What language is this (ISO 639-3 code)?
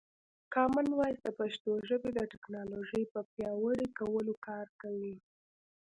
pus